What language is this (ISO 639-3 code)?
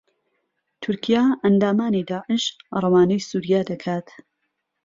ckb